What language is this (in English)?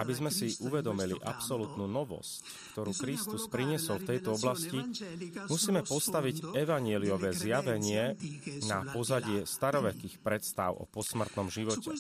Slovak